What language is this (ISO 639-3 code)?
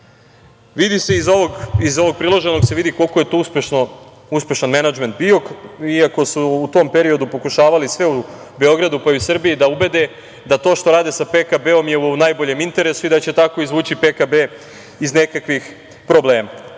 srp